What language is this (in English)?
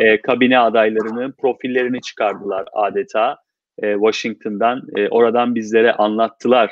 Turkish